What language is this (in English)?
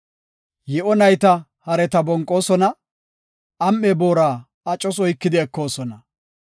Gofa